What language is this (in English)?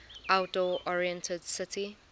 English